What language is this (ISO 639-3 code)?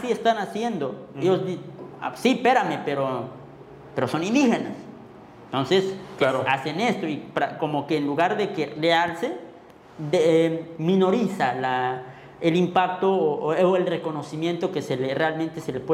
spa